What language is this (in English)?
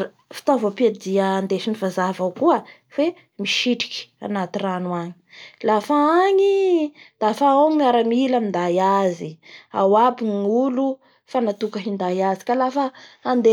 Bara Malagasy